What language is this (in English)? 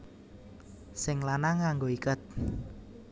Javanese